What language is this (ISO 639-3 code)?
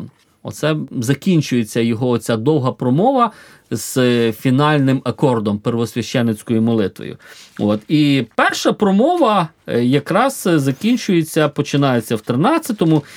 ukr